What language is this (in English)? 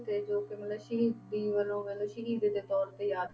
Punjabi